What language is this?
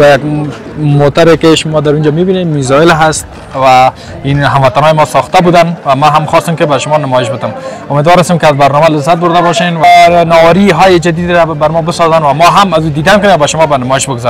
Persian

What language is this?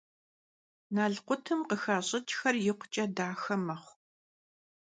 Kabardian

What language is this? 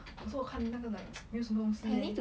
English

